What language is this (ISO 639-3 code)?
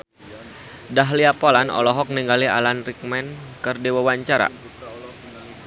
sun